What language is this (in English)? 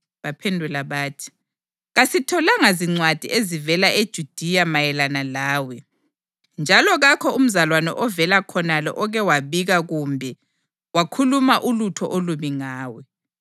North Ndebele